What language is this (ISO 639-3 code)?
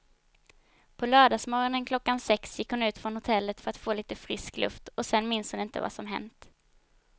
swe